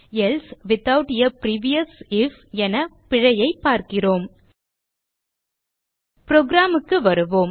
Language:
Tamil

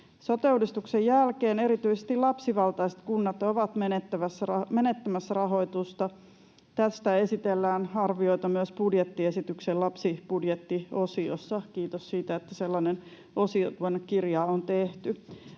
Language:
Finnish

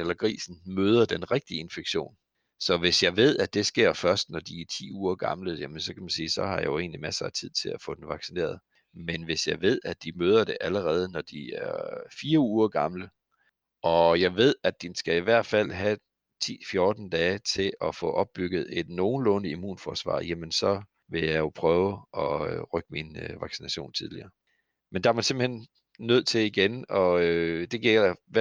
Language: Danish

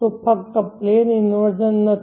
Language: Gujarati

